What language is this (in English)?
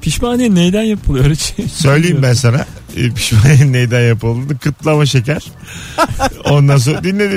Turkish